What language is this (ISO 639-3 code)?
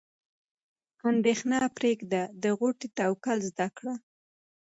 pus